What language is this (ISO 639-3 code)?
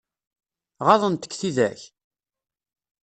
kab